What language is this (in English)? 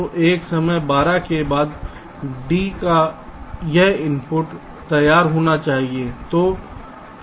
Hindi